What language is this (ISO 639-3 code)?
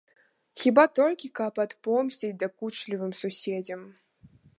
bel